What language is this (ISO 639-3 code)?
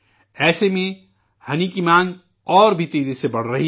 urd